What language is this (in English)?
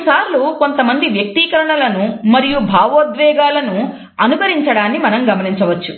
Telugu